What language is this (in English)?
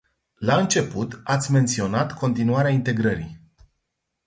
Romanian